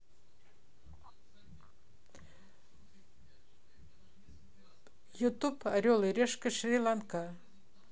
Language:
Russian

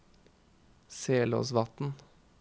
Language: Norwegian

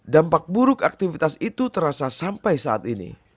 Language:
Indonesian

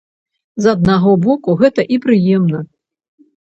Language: Belarusian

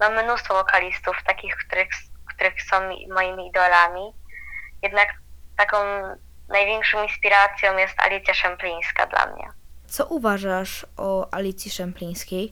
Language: Polish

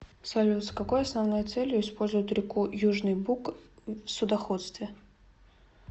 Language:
Russian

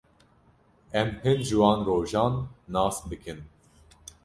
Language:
Kurdish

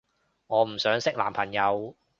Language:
Cantonese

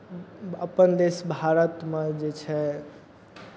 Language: Maithili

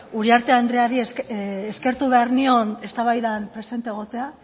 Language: Basque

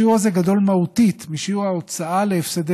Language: Hebrew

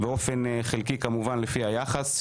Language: Hebrew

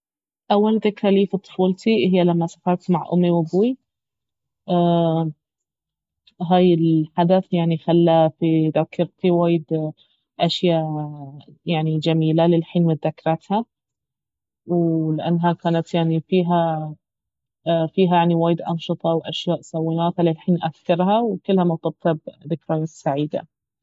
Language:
Baharna Arabic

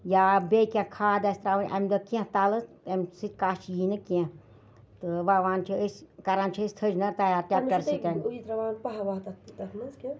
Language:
Kashmiri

